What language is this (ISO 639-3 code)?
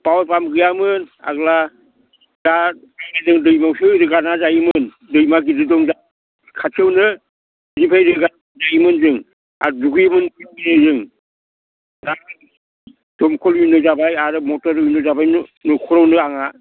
brx